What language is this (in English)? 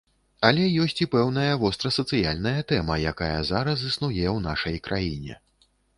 Belarusian